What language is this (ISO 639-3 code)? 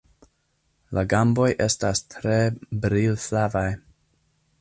epo